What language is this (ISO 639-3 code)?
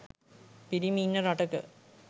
sin